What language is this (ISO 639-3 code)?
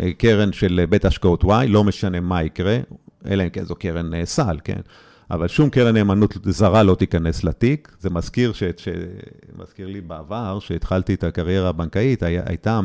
heb